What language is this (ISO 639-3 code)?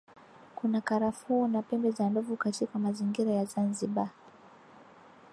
swa